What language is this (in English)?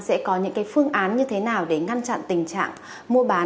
Vietnamese